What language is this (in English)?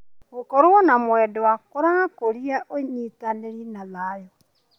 Kikuyu